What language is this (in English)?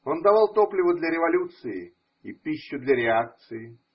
Russian